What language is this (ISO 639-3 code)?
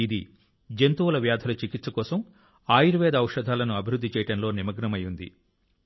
tel